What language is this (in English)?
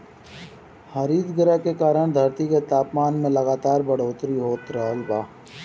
Bhojpuri